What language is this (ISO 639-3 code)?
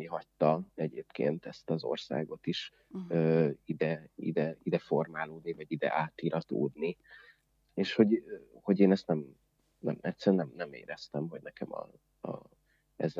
hun